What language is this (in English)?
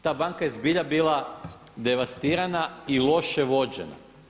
Croatian